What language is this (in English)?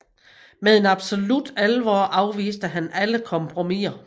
Danish